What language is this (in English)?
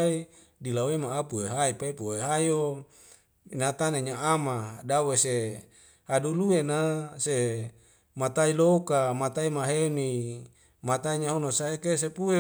Wemale